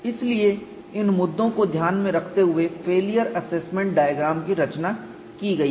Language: Hindi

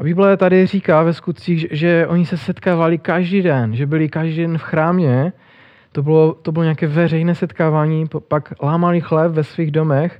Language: Czech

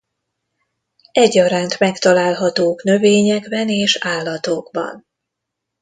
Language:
Hungarian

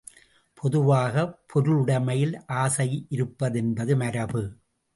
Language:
Tamil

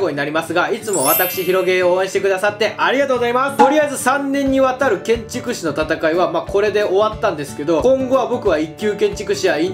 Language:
Japanese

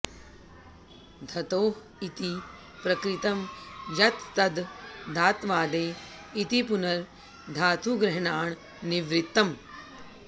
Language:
Sanskrit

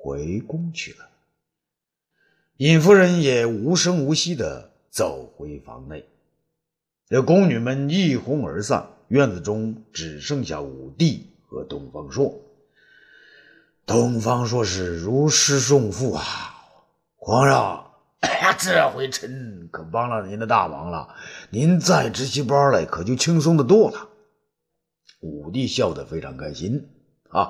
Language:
Chinese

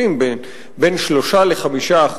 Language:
Hebrew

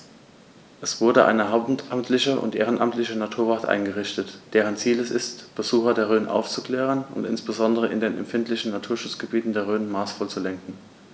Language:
German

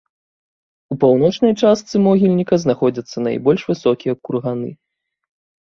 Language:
Belarusian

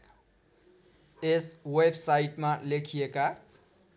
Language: Nepali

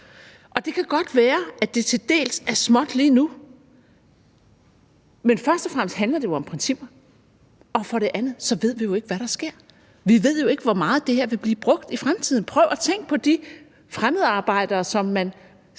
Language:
Danish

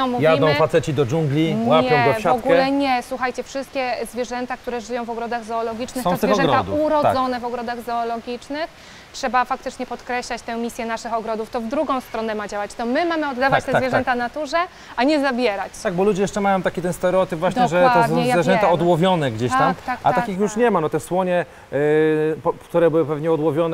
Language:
Polish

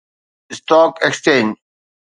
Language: Sindhi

